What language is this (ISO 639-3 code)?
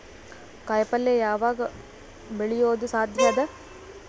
kan